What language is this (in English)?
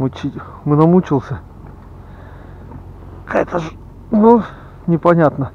Russian